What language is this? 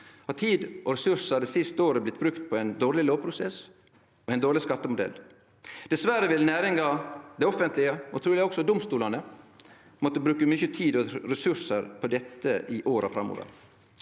Norwegian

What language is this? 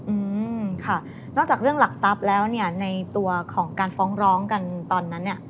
Thai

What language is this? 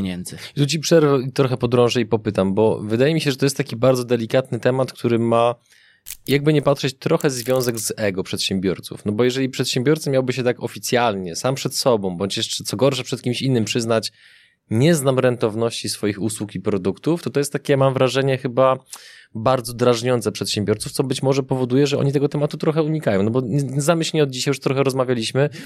Polish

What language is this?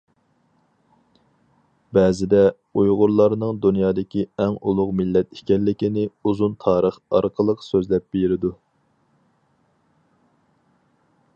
Uyghur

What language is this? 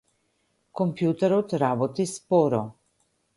Macedonian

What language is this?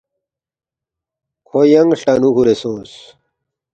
Balti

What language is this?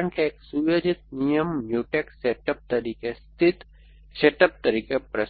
Gujarati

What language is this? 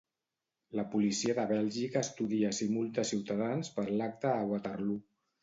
Catalan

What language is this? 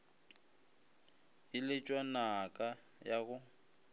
Northern Sotho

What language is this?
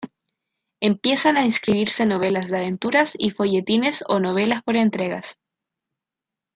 Spanish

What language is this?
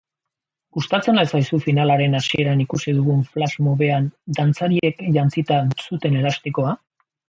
Basque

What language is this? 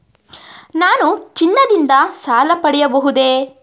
Kannada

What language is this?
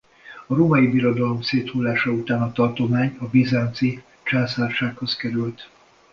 Hungarian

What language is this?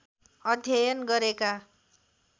Nepali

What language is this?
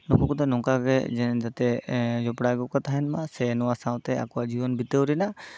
Santali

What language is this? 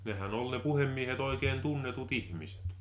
Finnish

